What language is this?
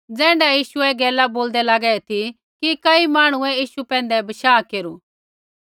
Kullu Pahari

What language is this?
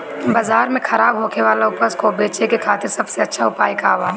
Bhojpuri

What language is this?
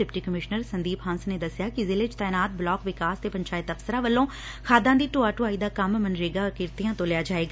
Punjabi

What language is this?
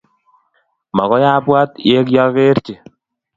Kalenjin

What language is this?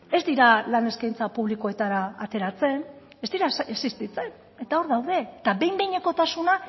Basque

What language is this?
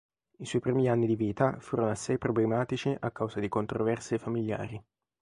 Italian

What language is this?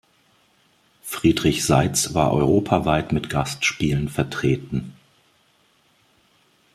German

